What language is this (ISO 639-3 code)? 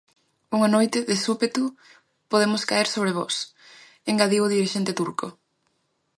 glg